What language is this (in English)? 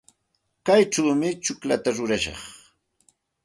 Santa Ana de Tusi Pasco Quechua